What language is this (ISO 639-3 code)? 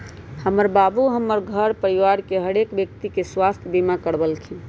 mag